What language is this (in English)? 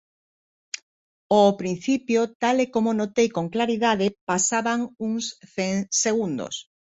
Galician